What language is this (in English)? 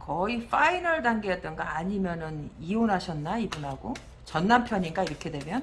Korean